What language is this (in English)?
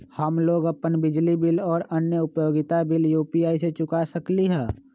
Magahi